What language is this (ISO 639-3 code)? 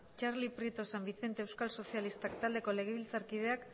eus